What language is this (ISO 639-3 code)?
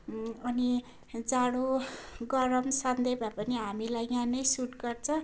nep